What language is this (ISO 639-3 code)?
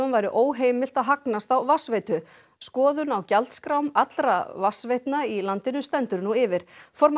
isl